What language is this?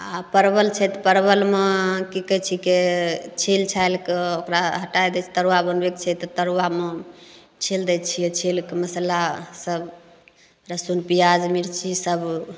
Maithili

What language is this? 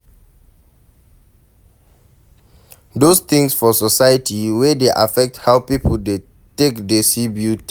Nigerian Pidgin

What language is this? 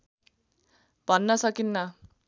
Nepali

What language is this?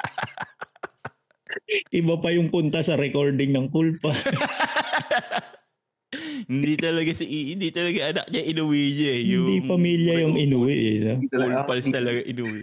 Filipino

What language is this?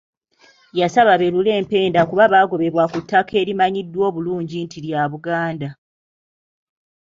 Ganda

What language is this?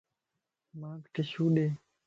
Lasi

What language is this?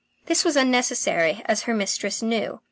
English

